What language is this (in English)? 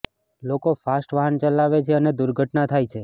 Gujarati